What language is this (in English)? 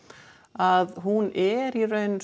Icelandic